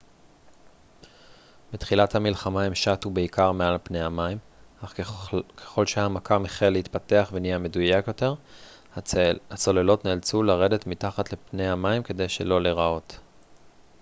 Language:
Hebrew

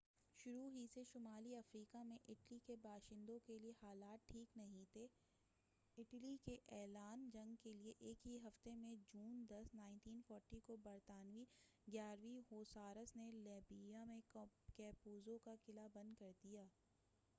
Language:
Urdu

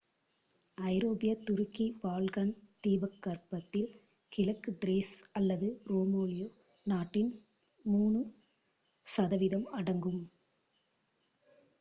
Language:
Tamil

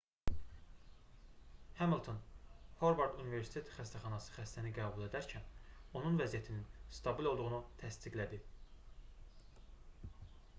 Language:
Azerbaijani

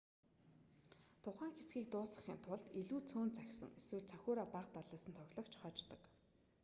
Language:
Mongolian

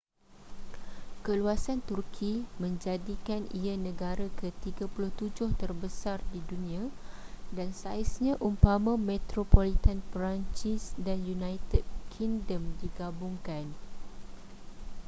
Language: Malay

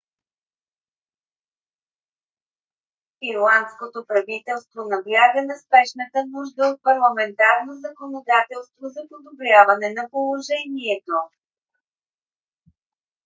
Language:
Bulgarian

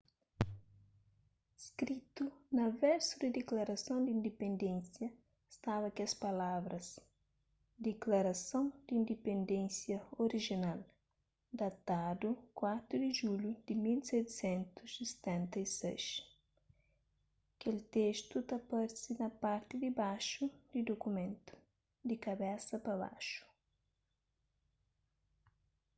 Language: Kabuverdianu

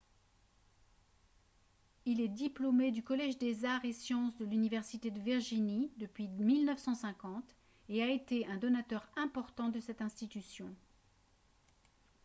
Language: French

